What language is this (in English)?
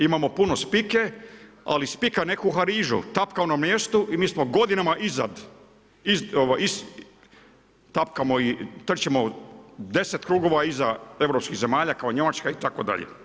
Croatian